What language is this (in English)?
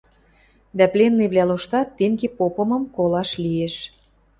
Western Mari